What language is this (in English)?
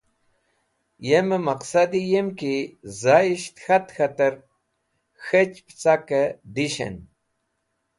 Wakhi